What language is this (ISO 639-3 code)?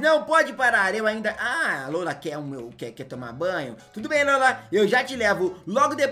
por